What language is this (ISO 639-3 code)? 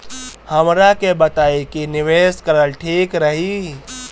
bho